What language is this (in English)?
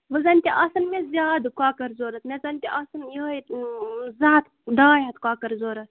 Kashmiri